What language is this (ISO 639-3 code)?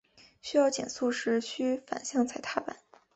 zho